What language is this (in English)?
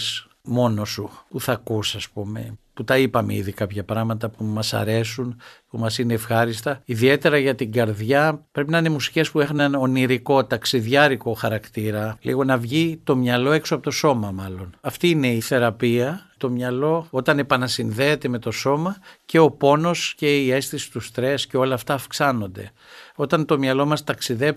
Greek